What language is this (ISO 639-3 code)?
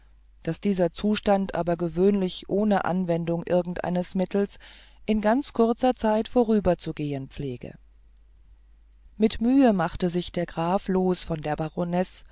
deu